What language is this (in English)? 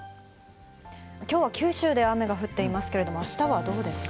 Japanese